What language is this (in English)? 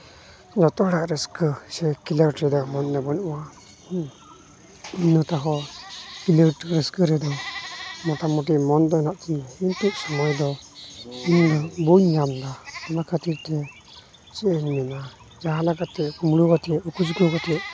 Santali